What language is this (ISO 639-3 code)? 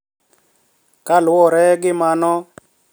luo